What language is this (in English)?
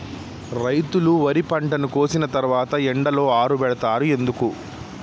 Telugu